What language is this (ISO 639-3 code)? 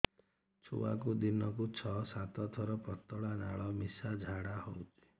ori